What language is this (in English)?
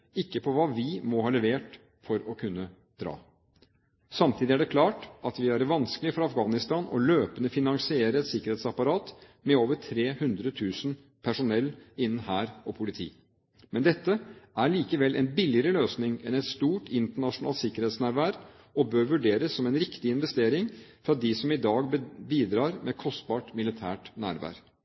Norwegian Bokmål